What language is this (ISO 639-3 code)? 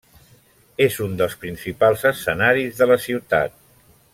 cat